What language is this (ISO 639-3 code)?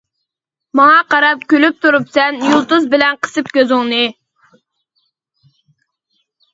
uig